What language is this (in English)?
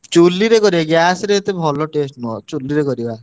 Odia